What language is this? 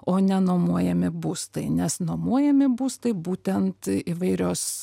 Lithuanian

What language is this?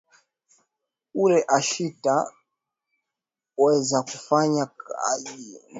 Swahili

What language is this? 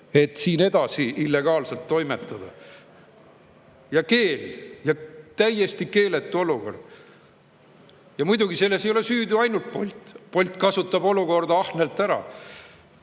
Estonian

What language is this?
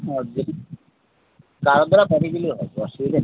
Bangla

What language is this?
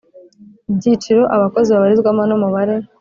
Kinyarwanda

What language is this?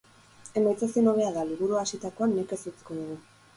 Basque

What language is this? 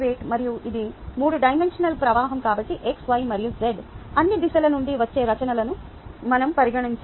Telugu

